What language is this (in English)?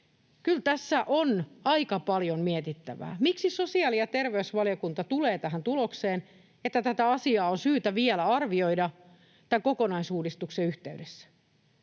Finnish